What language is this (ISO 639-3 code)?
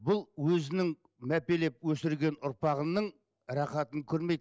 kaz